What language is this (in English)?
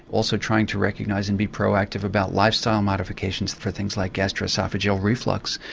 English